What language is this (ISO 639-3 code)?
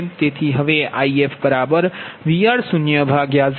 guj